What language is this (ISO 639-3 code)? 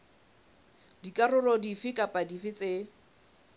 sot